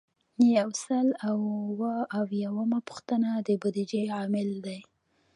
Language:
Pashto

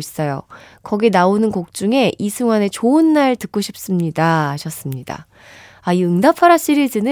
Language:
Korean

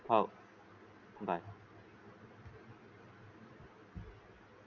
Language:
Marathi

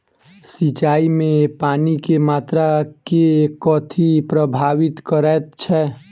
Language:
Maithili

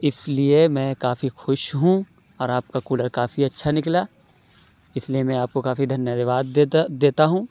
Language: Urdu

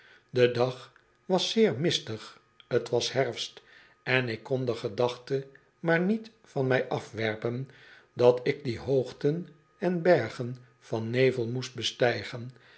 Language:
Dutch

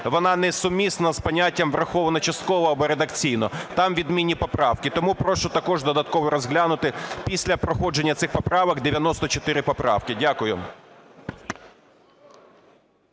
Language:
Ukrainian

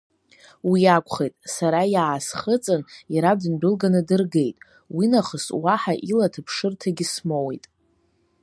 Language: Abkhazian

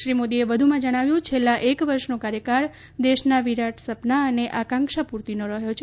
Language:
Gujarati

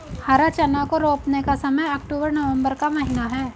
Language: Hindi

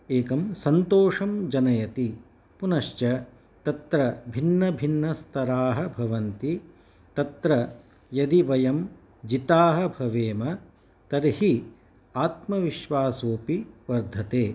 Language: Sanskrit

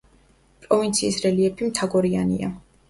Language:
Georgian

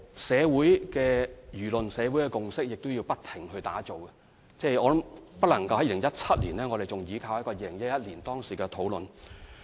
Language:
Cantonese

